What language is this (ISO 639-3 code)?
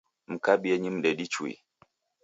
dav